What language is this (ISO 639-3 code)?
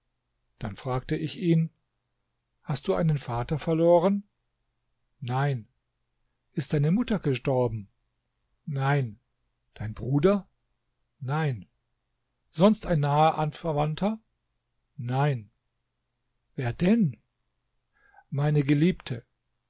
deu